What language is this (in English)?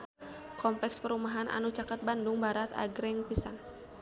Sundanese